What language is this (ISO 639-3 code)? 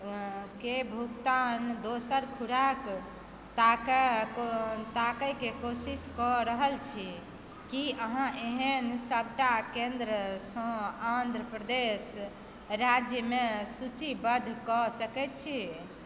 mai